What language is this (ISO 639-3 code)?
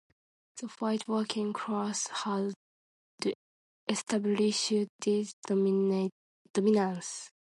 eng